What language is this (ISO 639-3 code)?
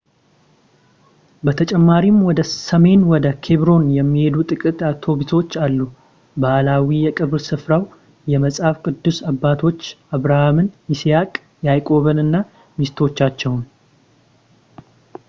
amh